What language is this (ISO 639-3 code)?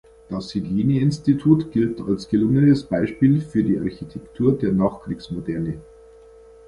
deu